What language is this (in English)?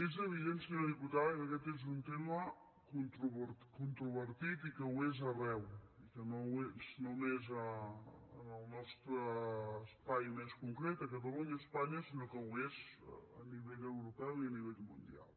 Catalan